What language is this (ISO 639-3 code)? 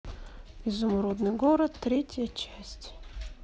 rus